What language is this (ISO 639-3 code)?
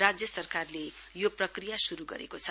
nep